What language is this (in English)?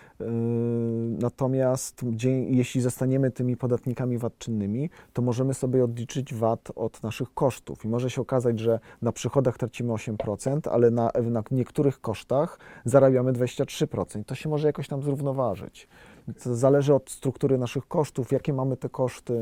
Polish